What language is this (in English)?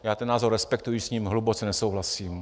Czech